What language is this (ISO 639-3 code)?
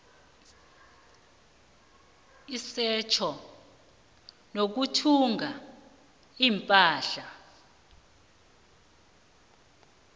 nbl